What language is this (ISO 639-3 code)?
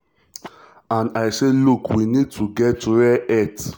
pcm